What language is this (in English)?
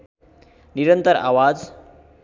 Nepali